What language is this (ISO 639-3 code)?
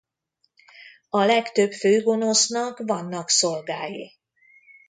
hun